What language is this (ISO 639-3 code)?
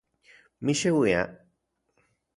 ncx